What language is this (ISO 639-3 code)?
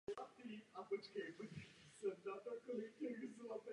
ces